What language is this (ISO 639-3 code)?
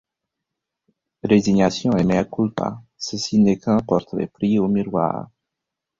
fra